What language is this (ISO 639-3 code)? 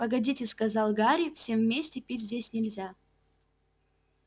rus